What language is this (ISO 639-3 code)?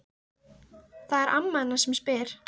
isl